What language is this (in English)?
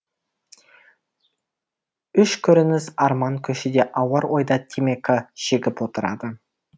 Kazakh